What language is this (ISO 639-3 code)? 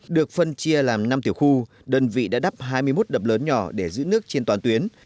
vie